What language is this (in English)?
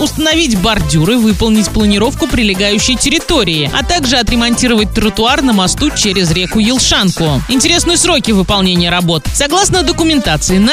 Russian